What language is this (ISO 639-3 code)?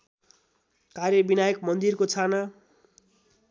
nep